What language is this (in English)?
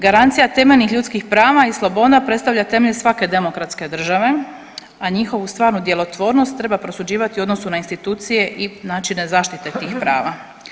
Croatian